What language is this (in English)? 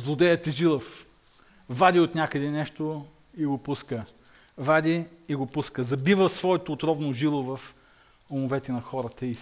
Bulgarian